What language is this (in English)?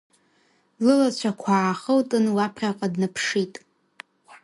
Abkhazian